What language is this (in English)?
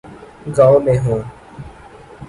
Urdu